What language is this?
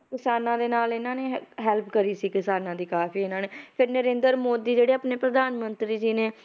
Punjabi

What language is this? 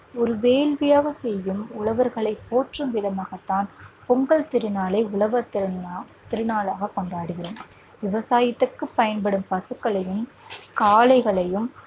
Tamil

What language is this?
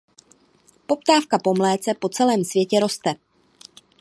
Czech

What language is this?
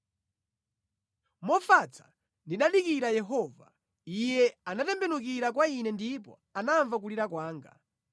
Nyanja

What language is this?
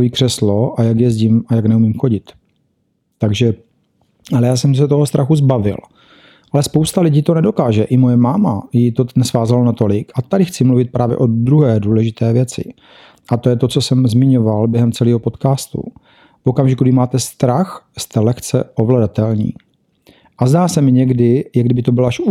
Czech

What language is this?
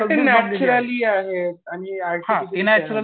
Marathi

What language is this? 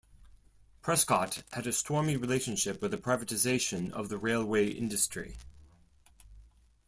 English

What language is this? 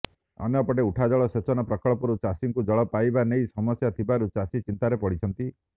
Odia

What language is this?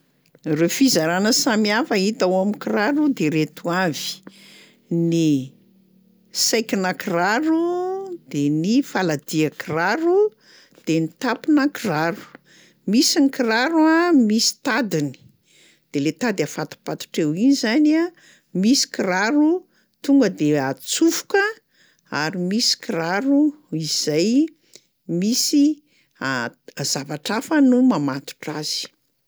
Malagasy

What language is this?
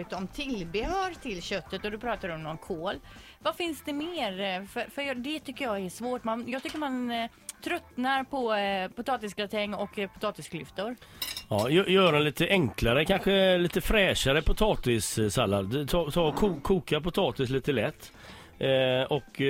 Swedish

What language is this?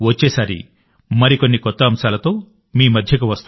Telugu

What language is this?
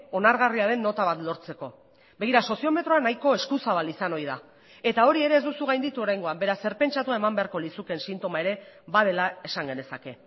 Basque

